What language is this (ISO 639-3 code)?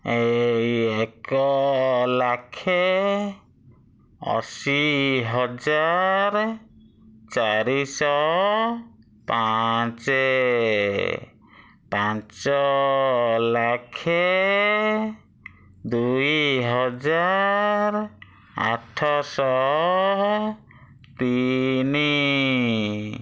ori